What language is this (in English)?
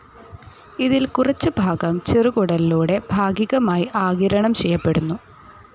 Malayalam